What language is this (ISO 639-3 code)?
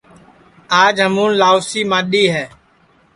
ssi